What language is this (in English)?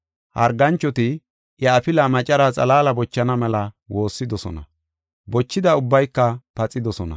Gofa